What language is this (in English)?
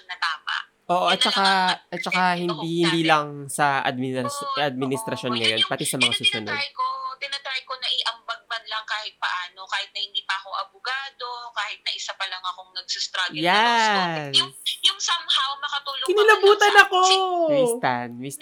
Filipino